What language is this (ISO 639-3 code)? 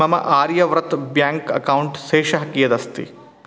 san